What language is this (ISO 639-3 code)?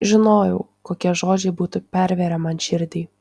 lit